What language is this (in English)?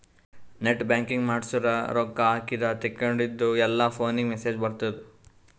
Kannada